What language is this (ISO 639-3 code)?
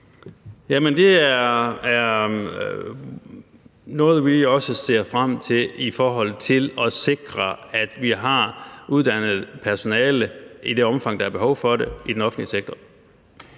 dan